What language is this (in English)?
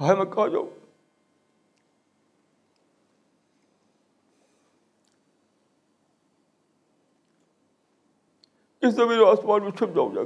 Urdu